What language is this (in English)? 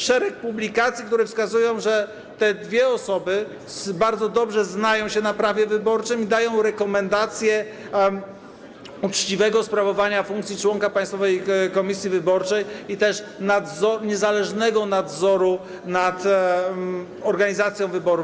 Polish